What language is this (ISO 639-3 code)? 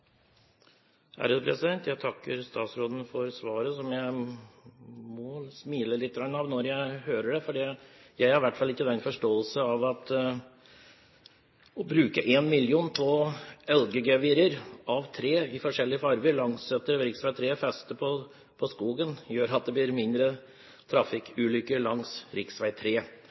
nor